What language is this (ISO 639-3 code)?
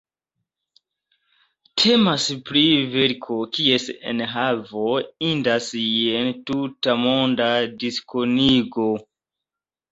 epo